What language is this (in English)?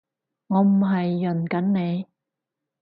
Cantonese